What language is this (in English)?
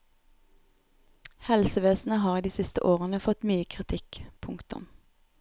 Norwegian